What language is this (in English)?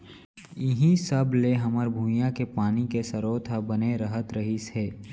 Chhattisgarhi